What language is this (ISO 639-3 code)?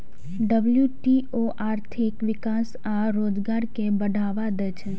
mai